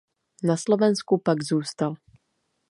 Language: Czech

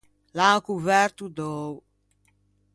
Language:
Ligurian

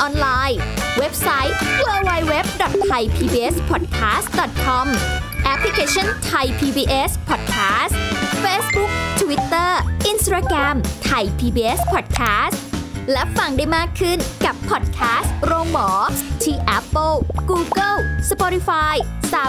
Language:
Thai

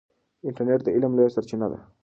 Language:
Pashto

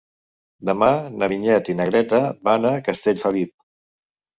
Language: Catalan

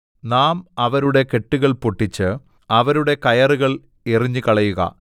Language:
Malayalam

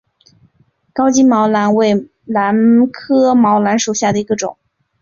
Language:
Chinese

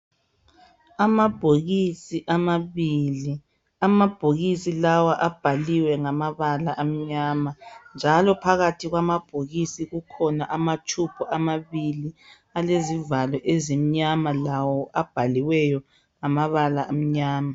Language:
North Ndebele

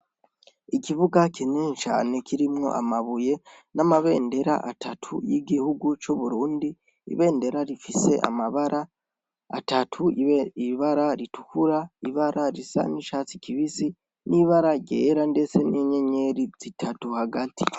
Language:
Rundi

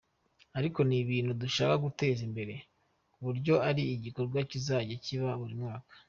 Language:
Kinyarwanda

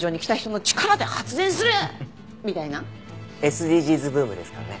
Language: Japanese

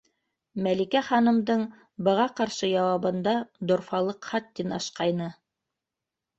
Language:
Bashkir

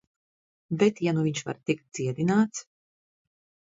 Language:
Latvian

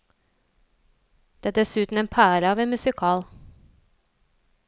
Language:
Norwegian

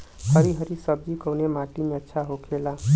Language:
Bhojpuri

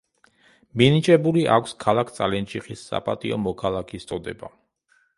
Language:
Georgian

